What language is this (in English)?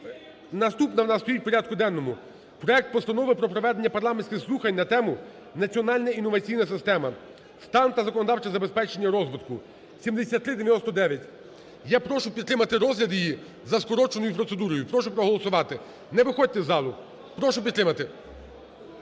Ukrainian